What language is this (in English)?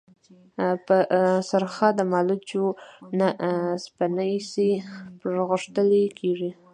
Pashto